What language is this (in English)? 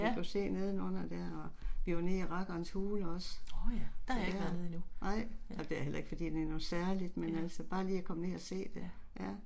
Danish